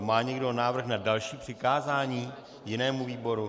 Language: Czech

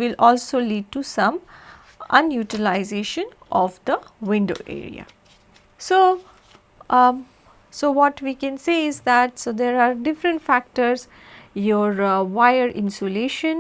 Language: English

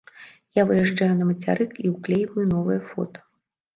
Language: Belarusian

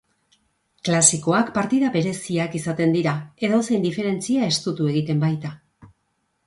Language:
Basque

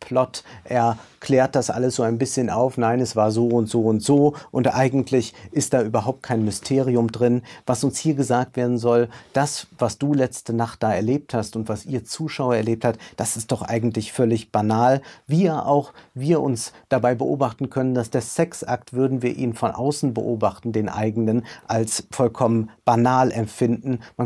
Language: German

